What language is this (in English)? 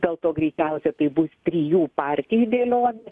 Lithuanian